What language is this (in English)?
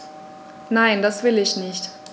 German